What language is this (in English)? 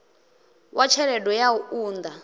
Venda